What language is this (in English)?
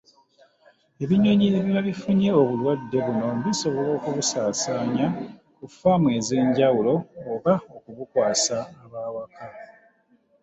Ganda